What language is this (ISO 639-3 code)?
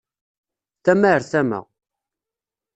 kab